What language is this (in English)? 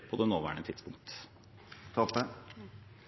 Norwegian Bokmål